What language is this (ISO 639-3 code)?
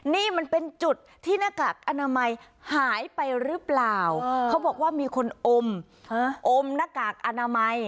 tha